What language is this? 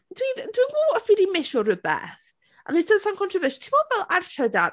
Welsh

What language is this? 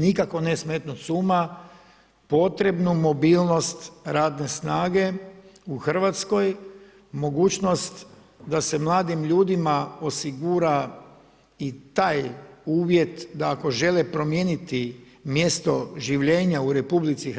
Croatian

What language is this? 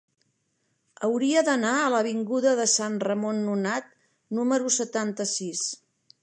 Catalan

